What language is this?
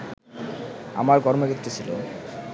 Bangla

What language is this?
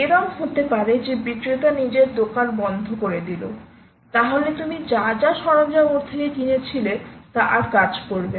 Bangla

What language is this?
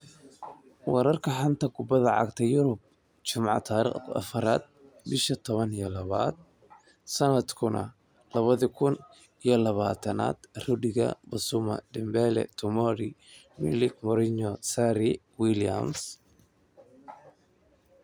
Somali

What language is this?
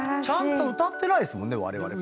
Japanese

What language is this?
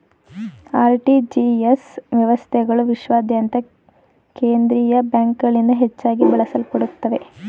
Kannada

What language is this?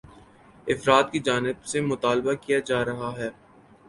Urdu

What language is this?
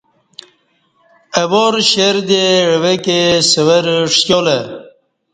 Kati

